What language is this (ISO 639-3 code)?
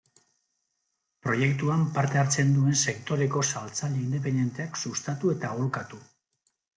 eus